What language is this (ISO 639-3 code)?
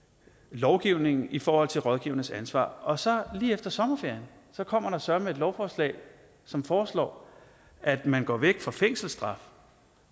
dan